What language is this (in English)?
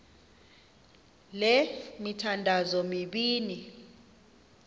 Xhosa